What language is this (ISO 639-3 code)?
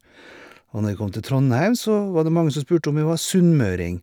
nor